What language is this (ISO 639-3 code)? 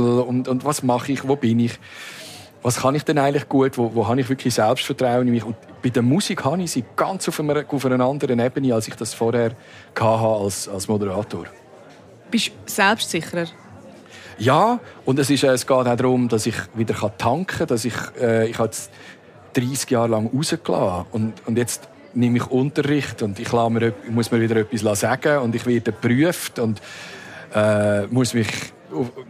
deu